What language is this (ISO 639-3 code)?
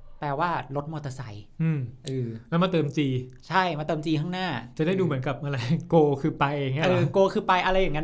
tha